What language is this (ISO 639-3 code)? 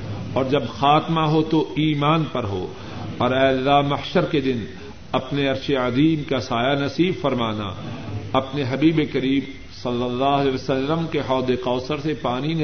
urd